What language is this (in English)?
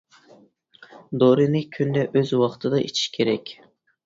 Uyghur